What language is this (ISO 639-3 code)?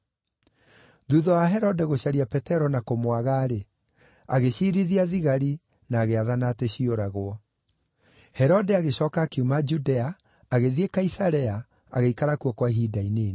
kik